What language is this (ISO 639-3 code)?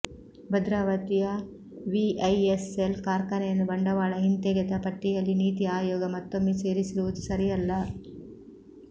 kan